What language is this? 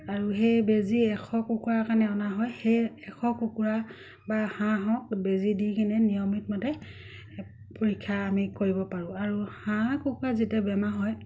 Assamese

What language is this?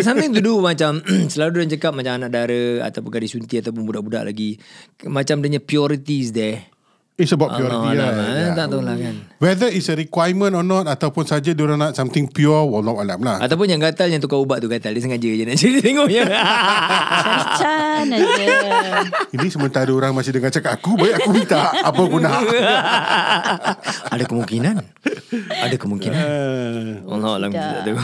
Malay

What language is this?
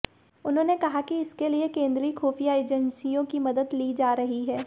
Hindi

